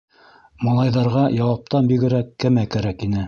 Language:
Bashkir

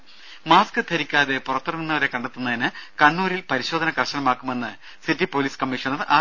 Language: Malayalam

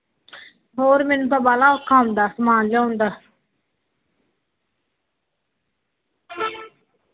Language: Punjabi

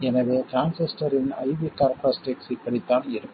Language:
Tamil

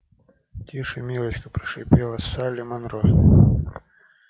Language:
Russian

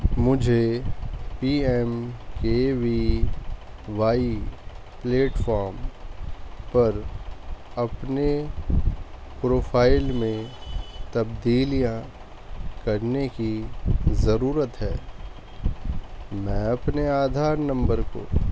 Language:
Urdu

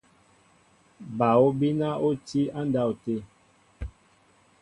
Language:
Mbo (Cameroon)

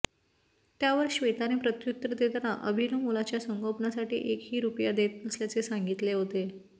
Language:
Marathi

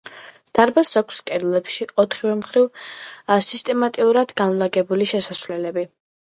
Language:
Georgian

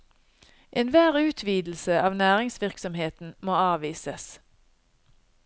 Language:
Norwegian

